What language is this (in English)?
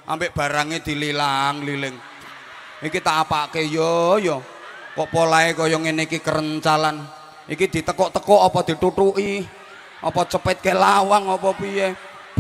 Indonesian